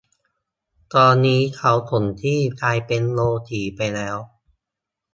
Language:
Thai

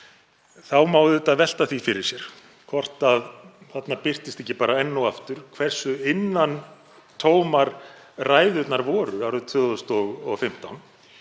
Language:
Icelandic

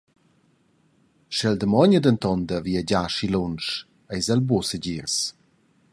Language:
Romansh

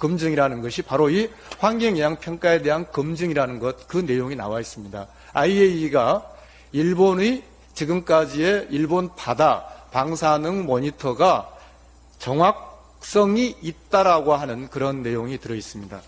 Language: Korean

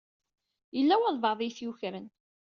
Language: Kabyle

